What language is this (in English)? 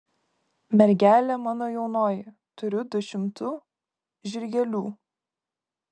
Lithuanian